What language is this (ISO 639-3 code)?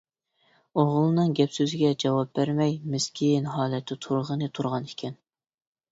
uig